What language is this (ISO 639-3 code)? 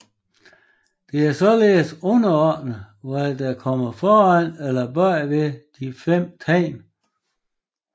dan